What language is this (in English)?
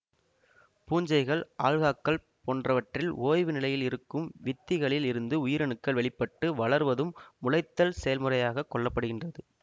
Tamil